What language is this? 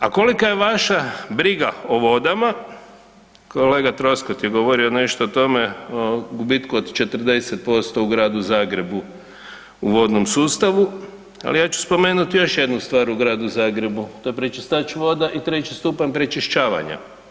Croatian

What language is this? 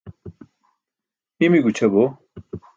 Burushaski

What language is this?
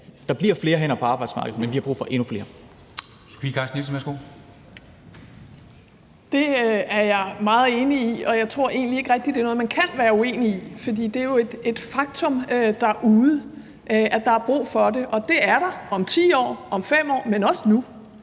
Danish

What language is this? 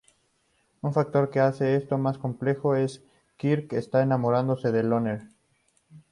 Spanish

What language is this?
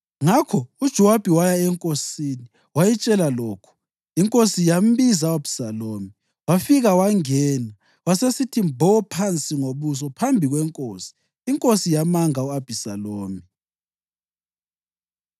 North Ndebele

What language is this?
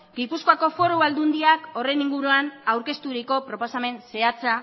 Basque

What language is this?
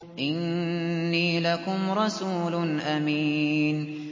Arabic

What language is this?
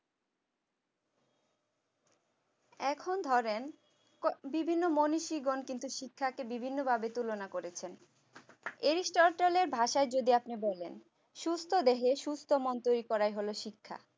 Bangla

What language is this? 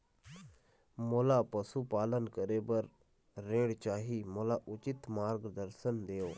Chhattisgarhi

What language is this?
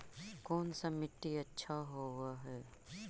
Magahi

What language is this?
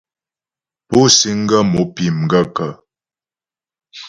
Ghomala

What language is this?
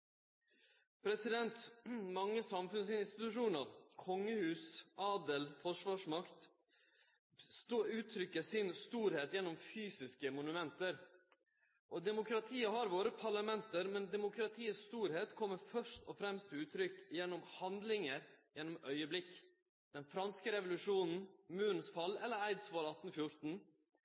Norwegian Nynorsk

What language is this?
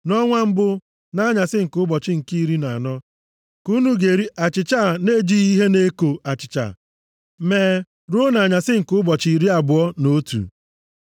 Igbo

